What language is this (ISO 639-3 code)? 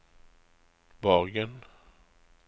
nor